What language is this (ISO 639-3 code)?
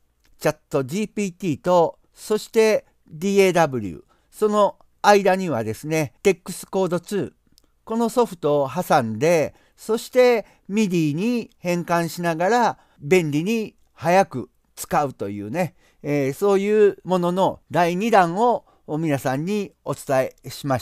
jpn